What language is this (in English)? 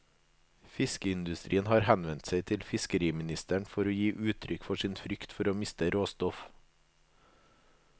Norwegian